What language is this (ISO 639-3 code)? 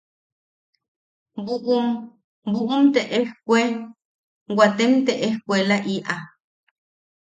yaq